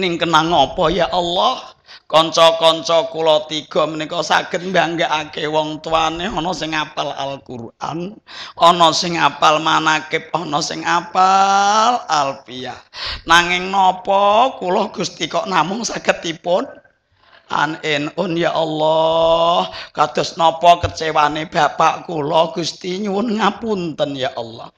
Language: Indonesian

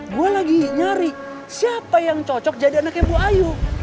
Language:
Indonesian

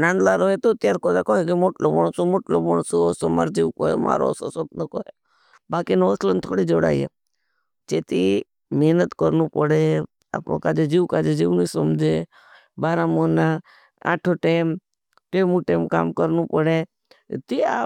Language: Bhili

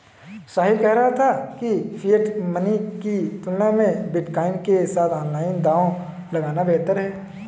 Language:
Hindi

